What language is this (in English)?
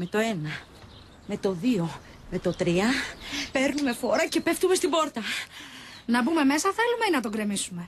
Greek